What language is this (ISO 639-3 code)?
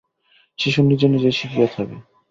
ben